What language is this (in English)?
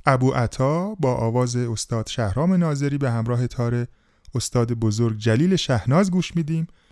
Persian